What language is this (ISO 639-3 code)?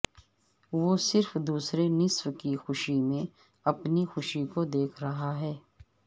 urd